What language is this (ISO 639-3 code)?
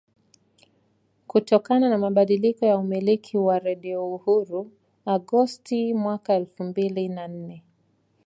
swa